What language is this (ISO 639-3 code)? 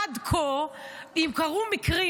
heb